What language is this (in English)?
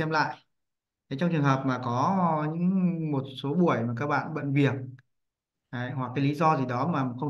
Vietnamese